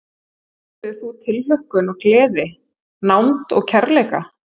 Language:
Icelandic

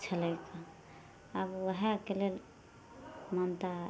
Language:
Maithili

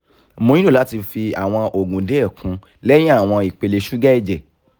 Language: Yoruba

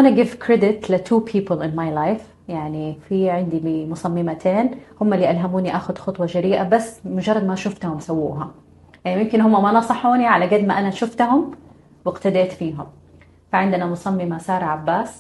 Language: Arabic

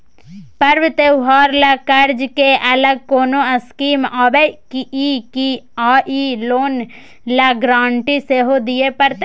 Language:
Maithili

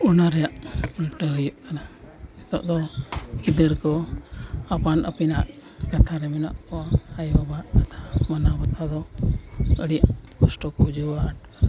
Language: Santali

